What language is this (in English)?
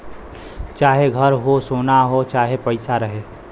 Bhojpuri